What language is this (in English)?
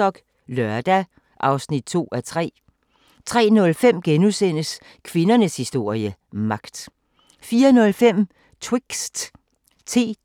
Danish